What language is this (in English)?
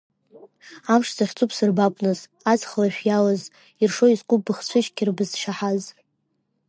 Abkhazian